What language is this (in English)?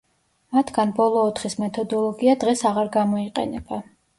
Georgian